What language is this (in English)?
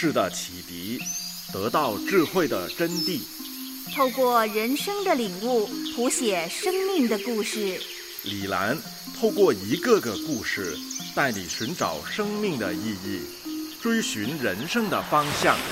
Chinese